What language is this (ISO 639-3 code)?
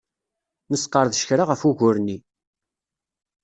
kab